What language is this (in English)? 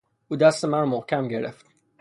Persian